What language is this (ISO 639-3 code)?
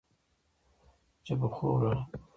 pus